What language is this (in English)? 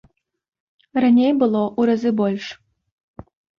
Belarusian